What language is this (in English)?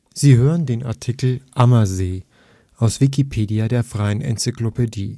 German